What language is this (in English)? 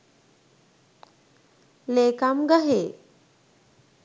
Sinhala